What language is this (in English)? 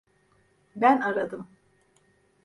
Turkish